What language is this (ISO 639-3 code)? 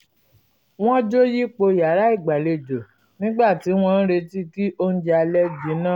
yor